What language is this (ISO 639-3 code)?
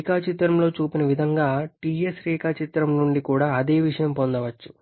tel